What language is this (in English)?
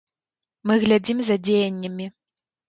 Belarusian